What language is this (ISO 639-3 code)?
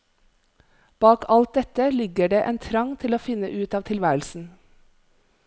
nor